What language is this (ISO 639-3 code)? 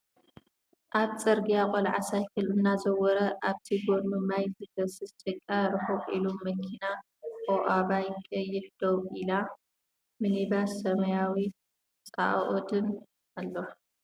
tir